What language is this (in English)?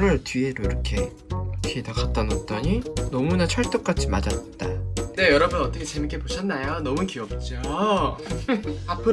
Korean